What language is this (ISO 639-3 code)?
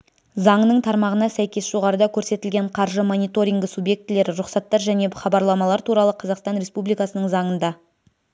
kaz